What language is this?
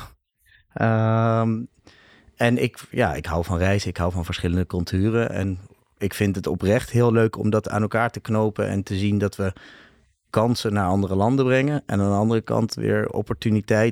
Dutch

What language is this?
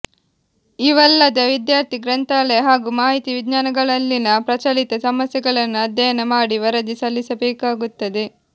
Kannada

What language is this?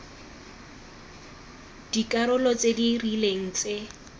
Tswana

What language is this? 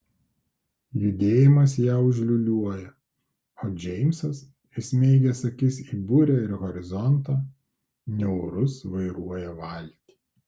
Lithuanian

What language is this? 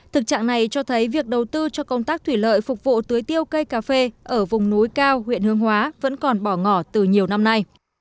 Vietnamese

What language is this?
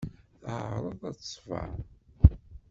Kabyle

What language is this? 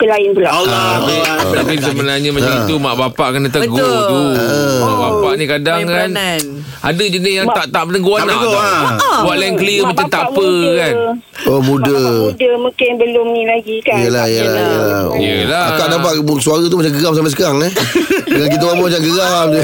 Malay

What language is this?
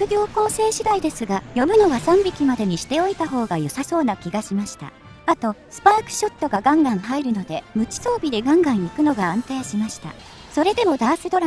Japanese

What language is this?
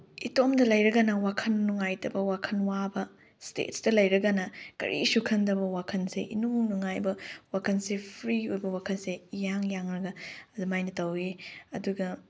Manipuri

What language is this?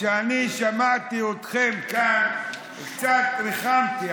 Hebrew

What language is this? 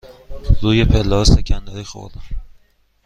Persian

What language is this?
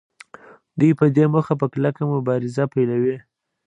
Pashto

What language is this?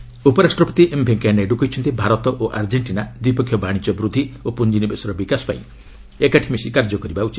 Odia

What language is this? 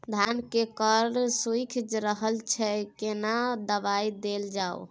Maithili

